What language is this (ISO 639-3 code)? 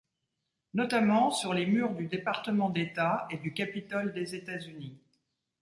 fra